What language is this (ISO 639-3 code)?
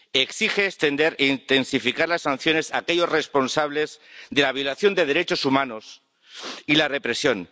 spa